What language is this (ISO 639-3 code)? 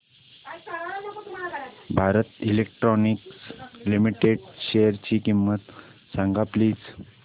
mar